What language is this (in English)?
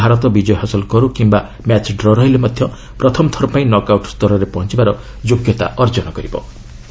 Odia